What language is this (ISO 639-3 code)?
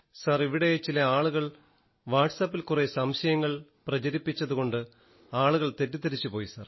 mal